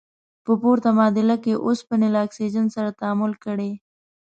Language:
Pashto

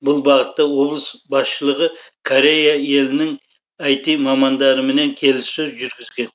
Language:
Kazakh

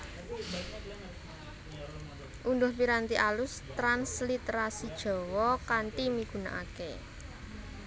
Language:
Javanese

